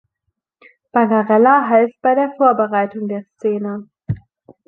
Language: German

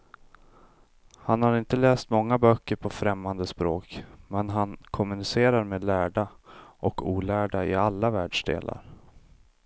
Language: Swedish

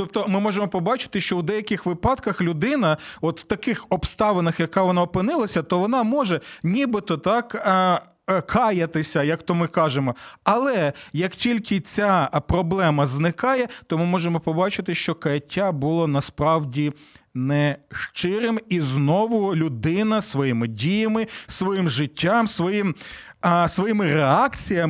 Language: Ukrainian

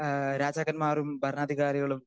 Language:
Malayalam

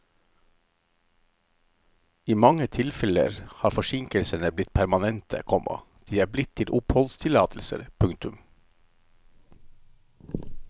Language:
Norwegian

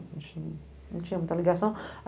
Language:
Portuguese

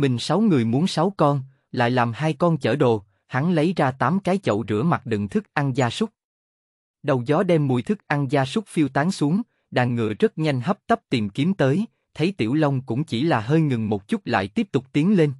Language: Vietnamese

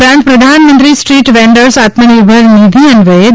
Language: Gujarati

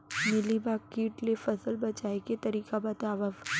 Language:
Chhattisgarhi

